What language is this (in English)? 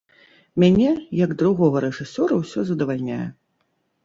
Belarusian